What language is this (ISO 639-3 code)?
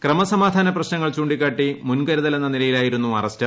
mal